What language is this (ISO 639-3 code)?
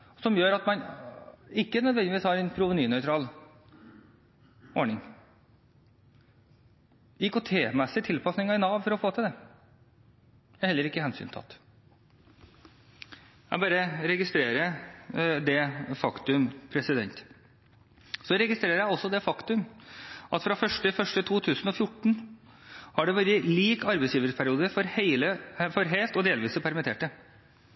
nob